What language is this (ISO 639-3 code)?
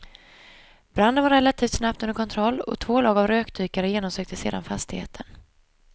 swe